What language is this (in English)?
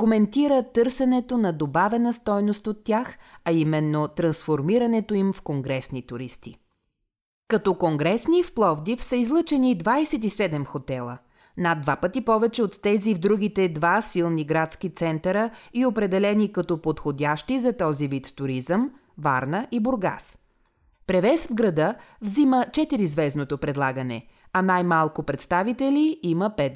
Bulgarian